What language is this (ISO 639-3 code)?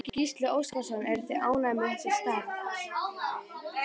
isl